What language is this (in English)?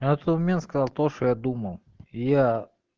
Russian